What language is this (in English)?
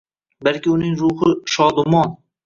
Uzbek